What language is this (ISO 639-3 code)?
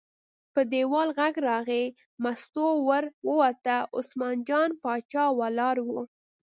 pus